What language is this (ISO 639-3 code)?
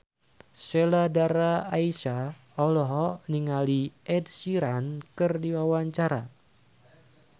sun